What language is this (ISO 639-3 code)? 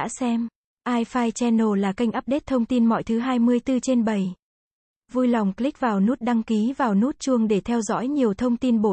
vie